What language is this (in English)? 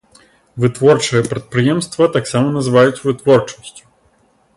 Belarusian